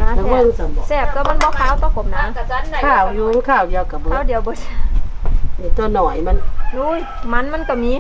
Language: Thai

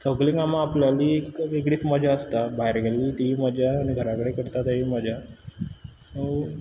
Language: Konkani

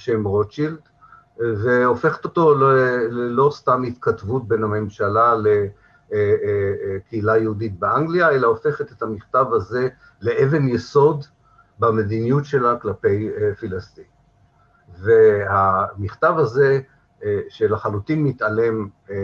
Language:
Hebrew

